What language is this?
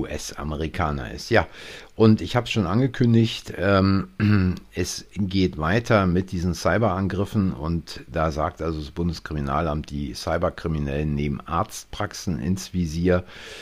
German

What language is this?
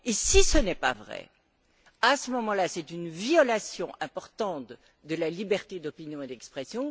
French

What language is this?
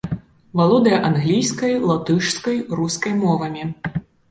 Belarusian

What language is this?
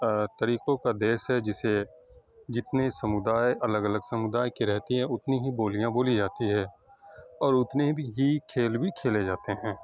Urdu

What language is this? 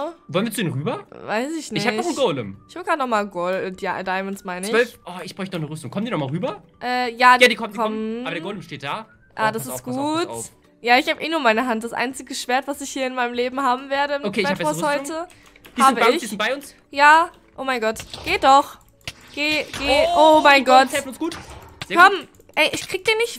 German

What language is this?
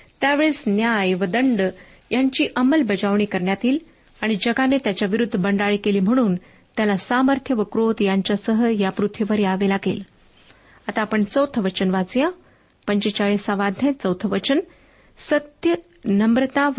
Marathi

